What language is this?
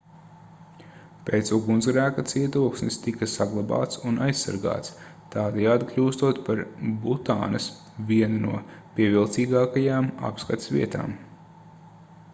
Latvian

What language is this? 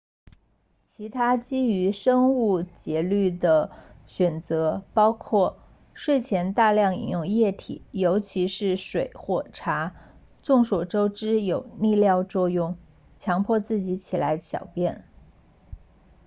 Chinese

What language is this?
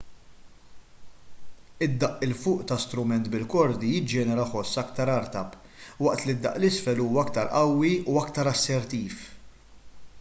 Maltese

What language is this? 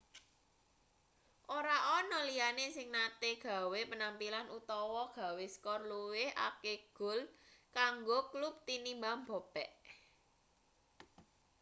Javanese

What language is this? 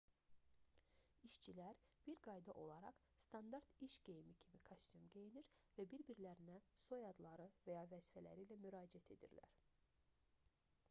Azerbaijani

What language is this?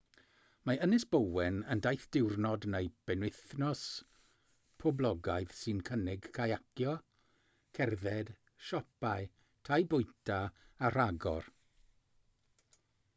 Welsh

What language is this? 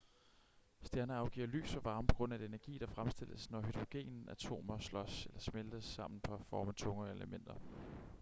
Danish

